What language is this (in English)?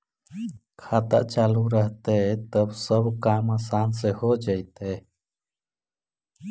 Magahi